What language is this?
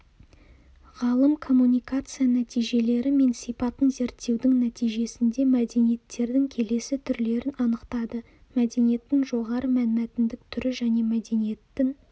Kazakh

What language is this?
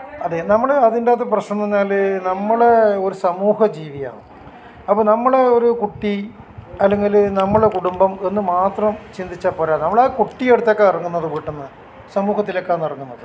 Malayalam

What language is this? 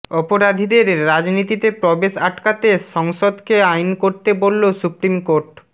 Bangla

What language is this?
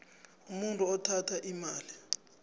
South Ndebele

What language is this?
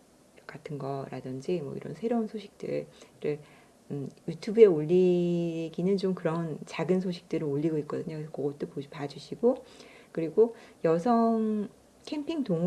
Korean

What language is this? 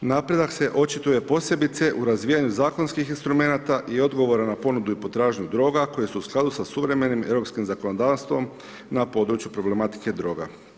Croatian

